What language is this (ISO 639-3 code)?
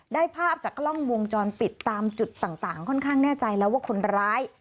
tha